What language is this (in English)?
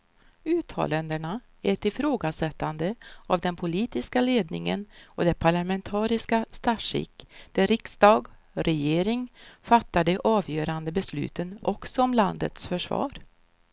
Swedish